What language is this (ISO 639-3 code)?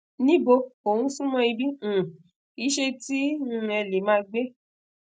yor